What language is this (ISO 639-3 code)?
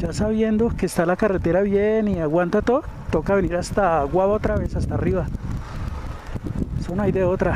spa